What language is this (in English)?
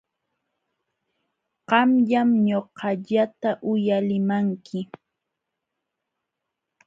Jauja Wanca Quechua